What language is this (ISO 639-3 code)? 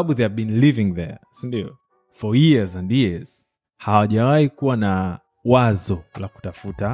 swa